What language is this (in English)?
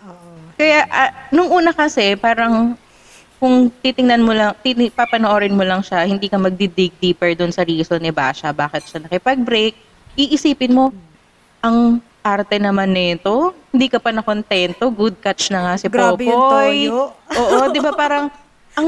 Filipino